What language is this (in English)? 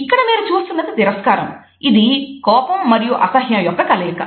Telugu